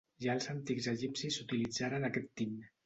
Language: Catalan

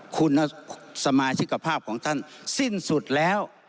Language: Thai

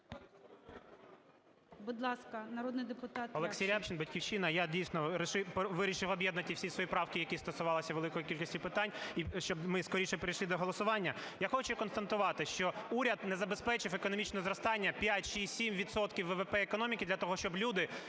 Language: Ukrainian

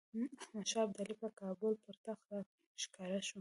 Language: Pashto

